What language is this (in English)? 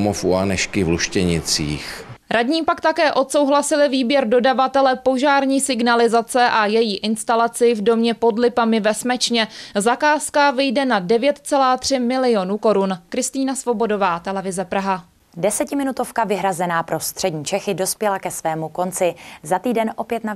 Czech